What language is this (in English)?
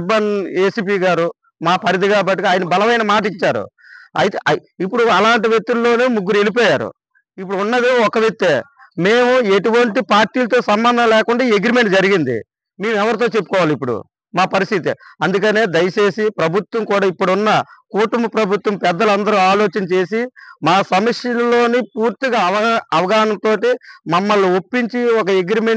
Telugu